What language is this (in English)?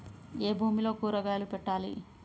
Telugu